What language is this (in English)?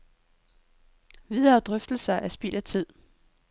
Danish